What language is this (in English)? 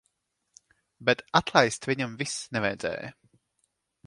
Latvian